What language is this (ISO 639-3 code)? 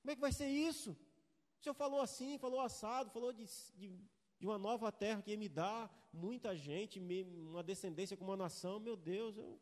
por